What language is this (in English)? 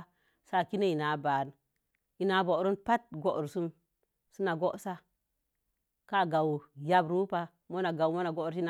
Mom Jango